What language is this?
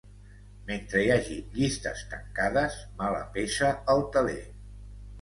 Catalan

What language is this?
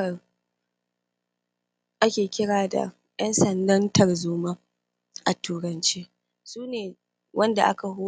Hausa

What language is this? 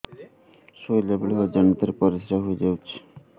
Odia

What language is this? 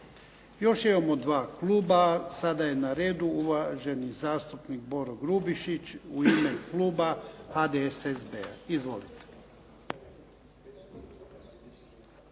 Croatian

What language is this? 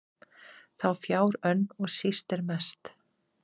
Icelandic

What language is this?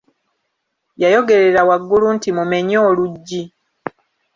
Ganda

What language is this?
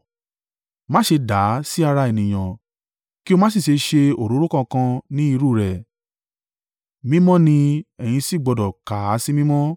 Yoruba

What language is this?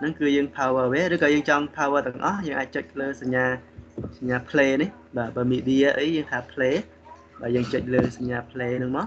Vietnamese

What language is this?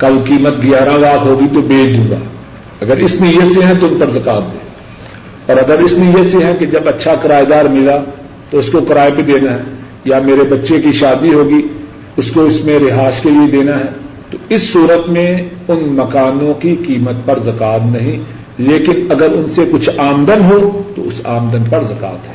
Urdu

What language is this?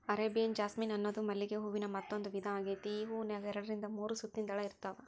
Kannada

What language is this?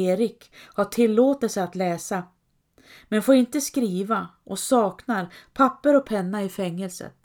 Swedish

